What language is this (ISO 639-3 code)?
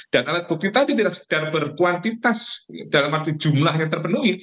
ind